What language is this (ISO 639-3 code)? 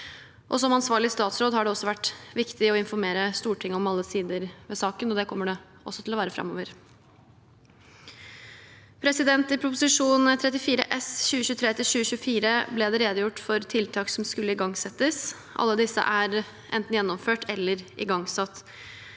nor